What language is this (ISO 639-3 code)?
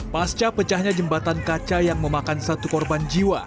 ind